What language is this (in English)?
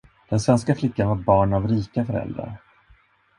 Swedish